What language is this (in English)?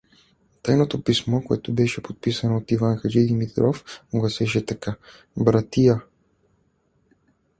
Bulgarian